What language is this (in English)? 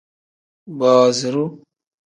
Tem